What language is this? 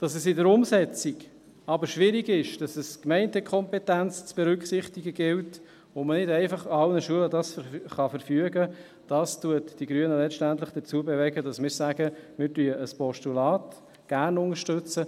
Swiss German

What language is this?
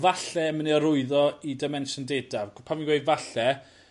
Welsh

